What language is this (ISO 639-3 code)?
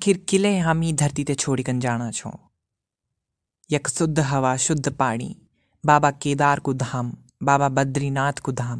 hin